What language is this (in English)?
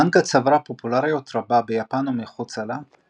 Hebrew